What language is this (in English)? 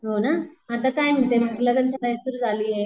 Marathi